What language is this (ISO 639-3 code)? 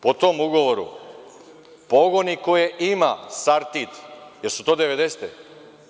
srp